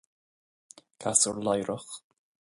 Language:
Irish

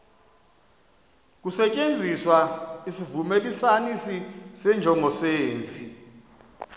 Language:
Xhosa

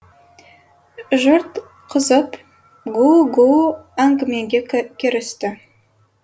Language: Kazakh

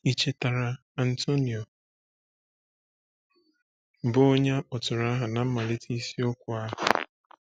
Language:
Igbo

